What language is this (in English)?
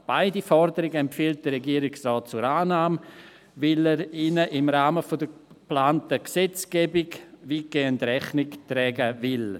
Swiss German